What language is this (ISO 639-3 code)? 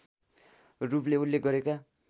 nep